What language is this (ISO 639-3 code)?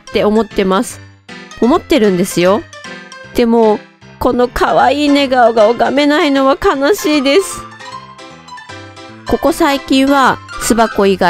jpn